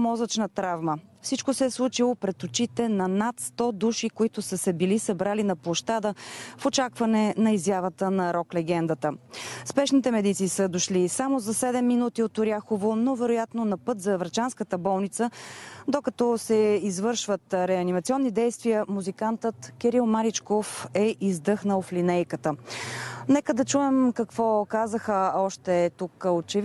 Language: Bulgarian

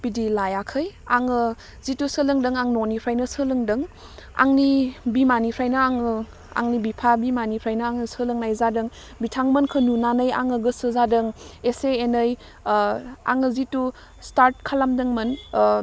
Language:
Bodo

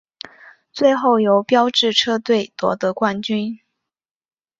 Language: Chinese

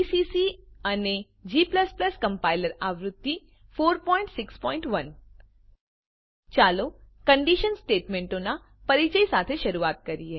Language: Gujarati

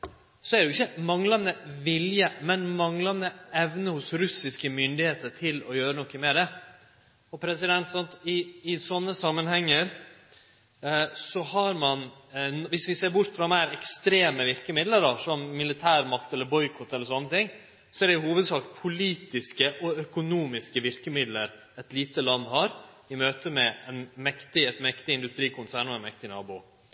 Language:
Norwegian Nynorsk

